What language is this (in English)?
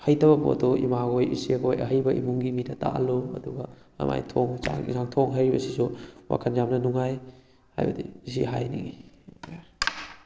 Manipuri